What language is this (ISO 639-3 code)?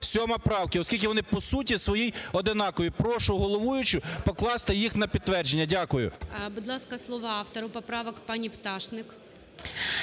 ukr